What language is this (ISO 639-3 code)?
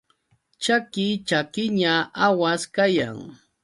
qux